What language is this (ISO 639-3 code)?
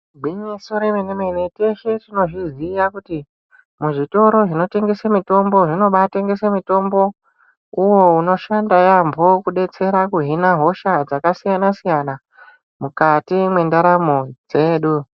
ndc